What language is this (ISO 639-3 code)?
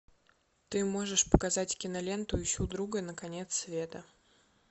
rus